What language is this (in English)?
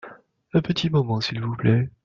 French